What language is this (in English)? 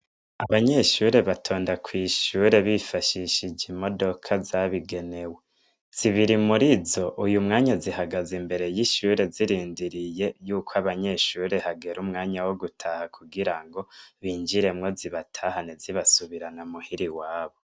Rundi